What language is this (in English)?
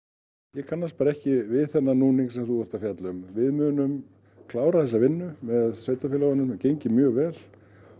Icelandic